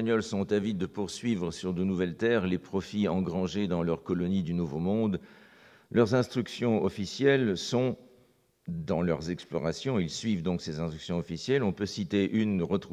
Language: French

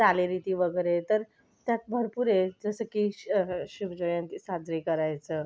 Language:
Marathi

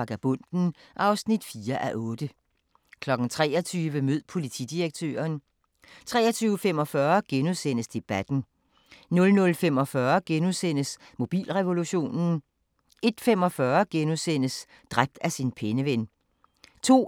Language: Danish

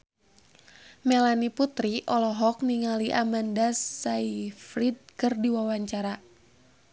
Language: Sundanese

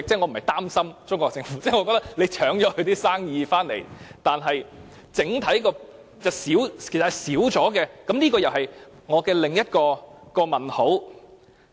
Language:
Cantonese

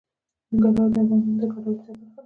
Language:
Pashto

